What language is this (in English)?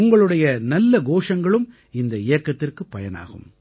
Tamil